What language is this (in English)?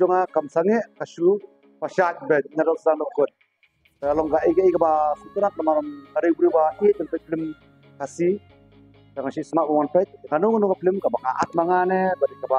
Indonesian